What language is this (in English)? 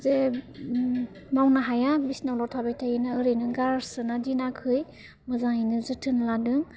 Bodo